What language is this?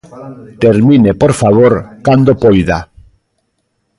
Galician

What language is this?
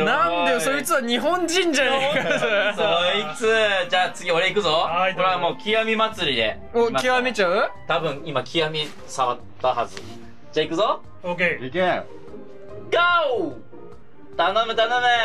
Japanese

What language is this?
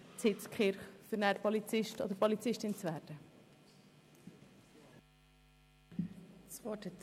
Swiss German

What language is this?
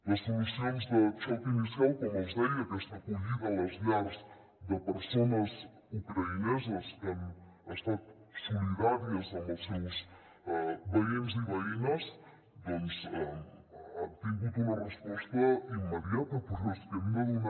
Catalan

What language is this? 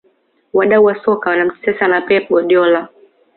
Swahili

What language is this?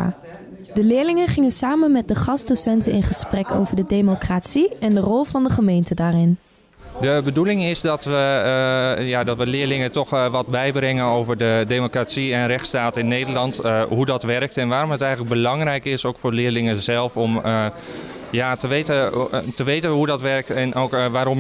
Dutch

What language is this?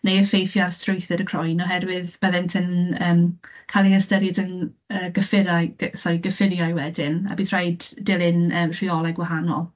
Welsh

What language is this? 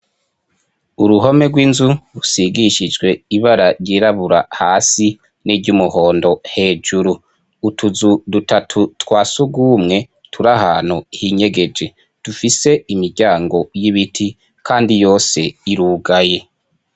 Rundi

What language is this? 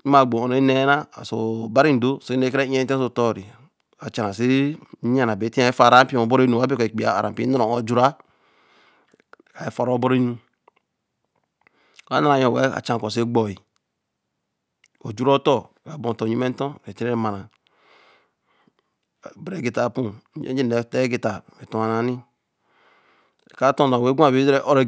Eleme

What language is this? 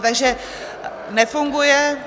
Czech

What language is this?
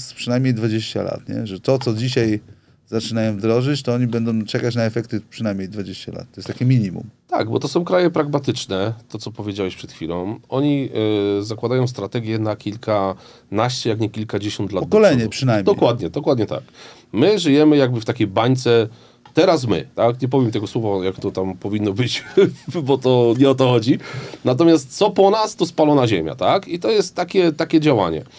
Polish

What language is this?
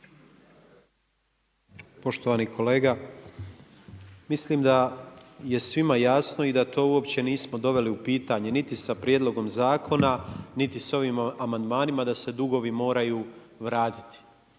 Croatian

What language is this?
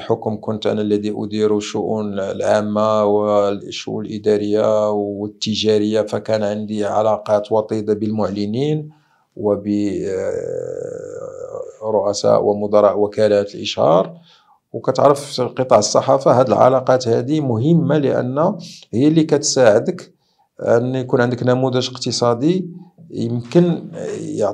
Arabic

